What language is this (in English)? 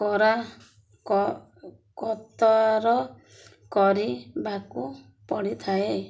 Odia